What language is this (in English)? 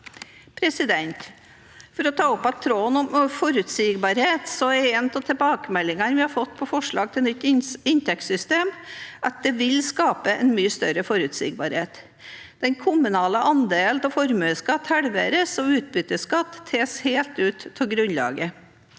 Norwegian